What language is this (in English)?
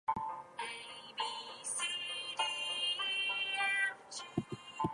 English